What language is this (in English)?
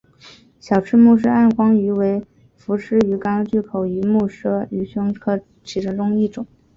Chinese